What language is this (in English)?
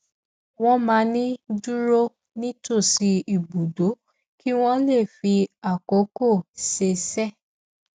Yoruba